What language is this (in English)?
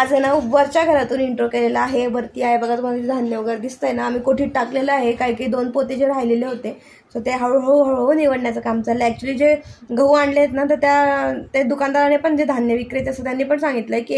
Marathi